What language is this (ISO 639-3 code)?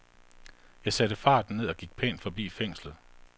dan